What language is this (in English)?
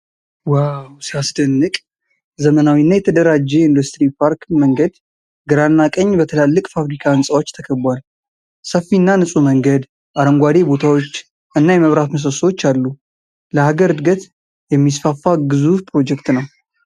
Amharic